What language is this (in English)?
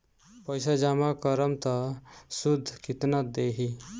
Bhojpuri